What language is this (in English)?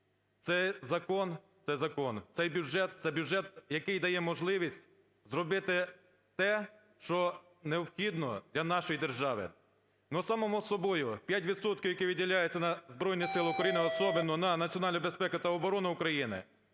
Ukrainian